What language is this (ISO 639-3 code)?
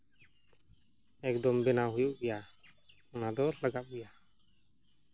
sat